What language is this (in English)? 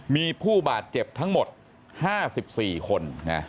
Thai